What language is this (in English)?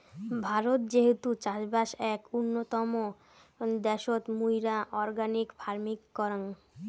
Bangla